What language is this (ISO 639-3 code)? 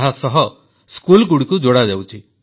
ori